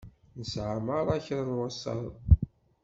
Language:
Kabyle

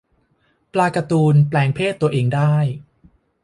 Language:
Thai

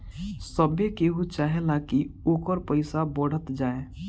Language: Bhojpuri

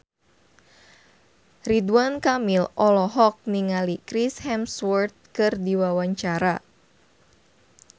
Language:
Sundanese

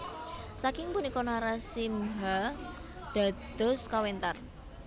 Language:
Javanese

